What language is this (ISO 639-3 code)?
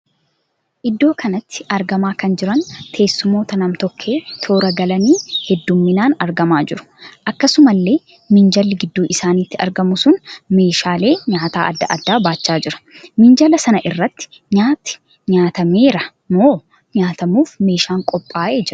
orm